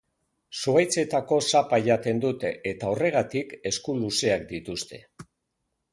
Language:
Basque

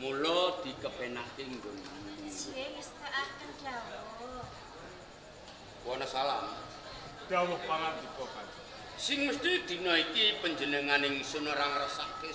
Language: Indonesian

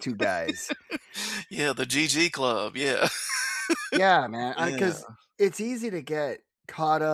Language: English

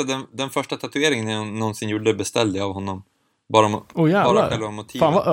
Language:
Swedish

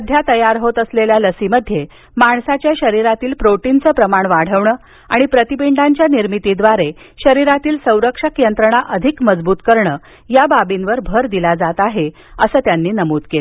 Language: Marathi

